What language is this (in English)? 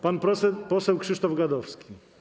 Polish